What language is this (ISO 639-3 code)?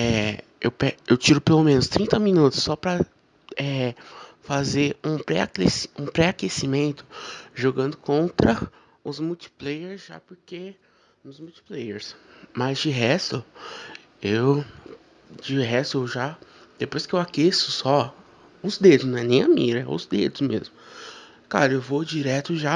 por